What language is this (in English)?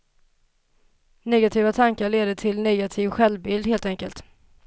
Swedish